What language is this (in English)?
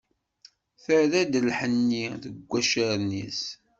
Kabyle